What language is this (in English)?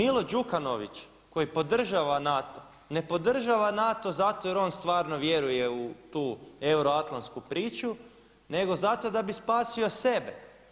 Croatian